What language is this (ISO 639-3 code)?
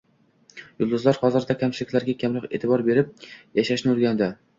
uzb